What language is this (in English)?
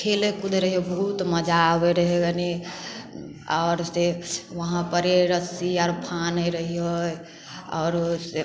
Maithili